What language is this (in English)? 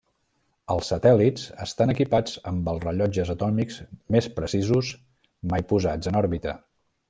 Catalan